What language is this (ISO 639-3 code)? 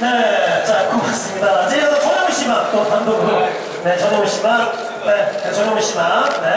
kor